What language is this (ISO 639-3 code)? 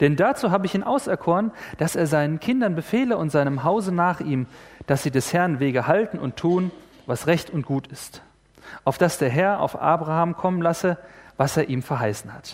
deu